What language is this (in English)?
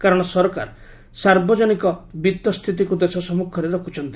Odia